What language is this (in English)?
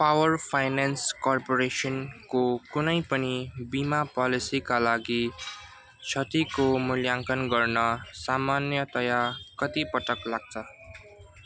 Nepali